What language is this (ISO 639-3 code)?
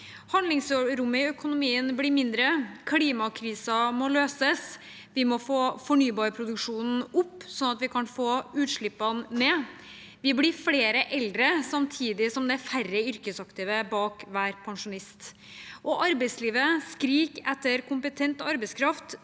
nor